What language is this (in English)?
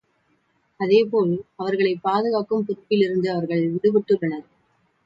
Tamil